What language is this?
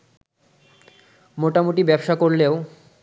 Bangla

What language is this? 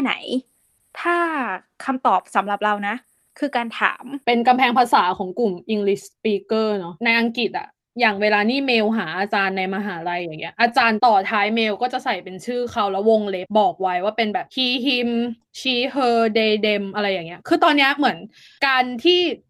Thai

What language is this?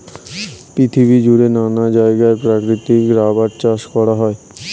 Bangla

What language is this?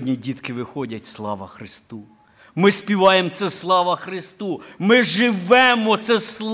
Ukrainian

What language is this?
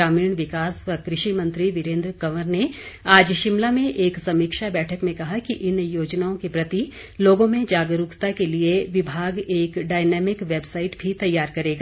Hindi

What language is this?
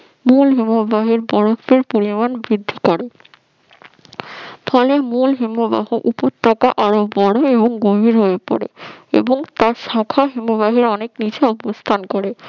Bangla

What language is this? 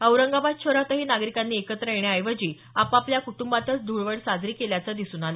Marathi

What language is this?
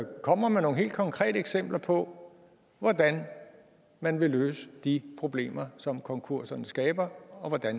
Danish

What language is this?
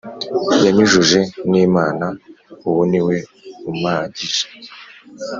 Kinyarwanda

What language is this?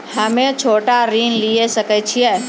Maithili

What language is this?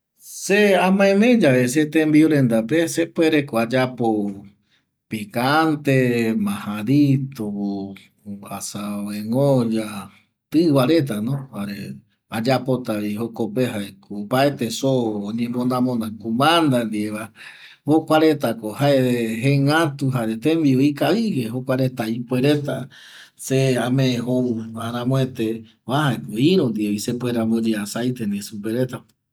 Eastern Bolivian Guaraní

